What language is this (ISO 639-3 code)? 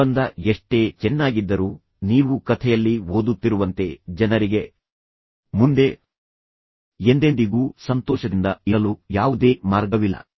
kan